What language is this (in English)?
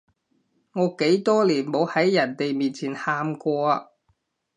Cantonese